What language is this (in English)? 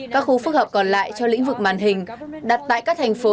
Vietnamese